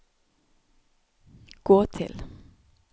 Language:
Norwegian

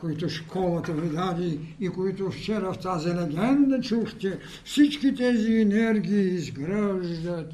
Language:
Bulgarian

